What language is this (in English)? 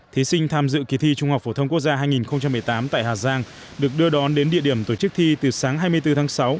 Vietnamese